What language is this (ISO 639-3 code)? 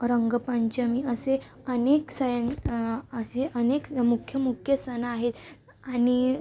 mar